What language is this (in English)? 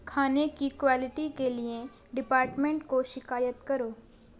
Urdu